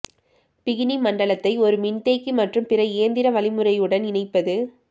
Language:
Tamil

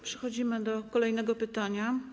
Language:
Polish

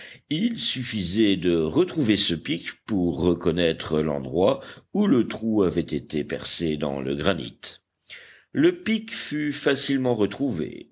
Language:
French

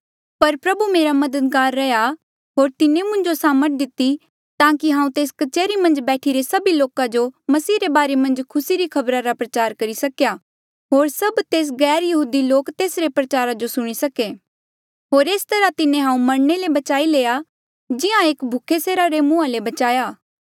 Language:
Mandeali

